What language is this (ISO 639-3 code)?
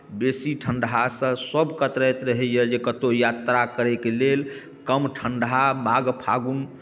mai